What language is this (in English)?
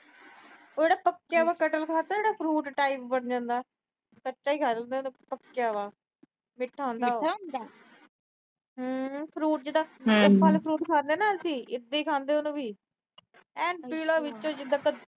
Punjabi